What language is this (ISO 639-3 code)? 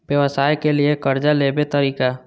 mai